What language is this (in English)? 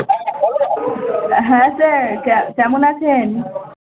Bangla